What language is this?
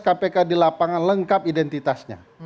Indonesian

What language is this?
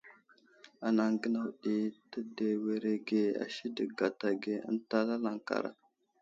Wuzlam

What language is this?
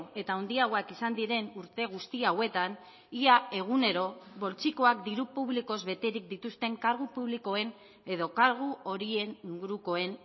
Basque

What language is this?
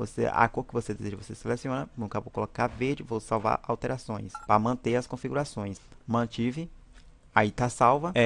Portuguese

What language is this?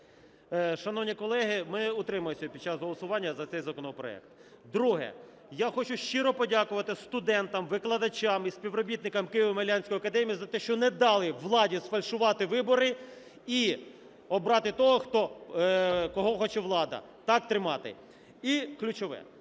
Ukrainian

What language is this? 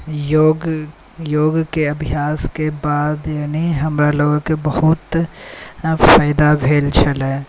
Maithili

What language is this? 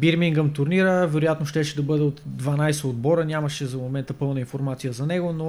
Bulgarian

